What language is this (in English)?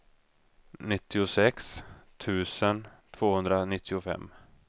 Swedish